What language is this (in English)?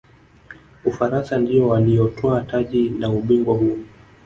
Swahili